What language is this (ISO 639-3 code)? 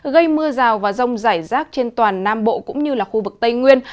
vie